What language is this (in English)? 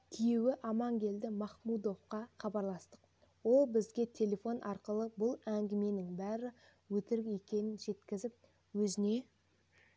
Kazakh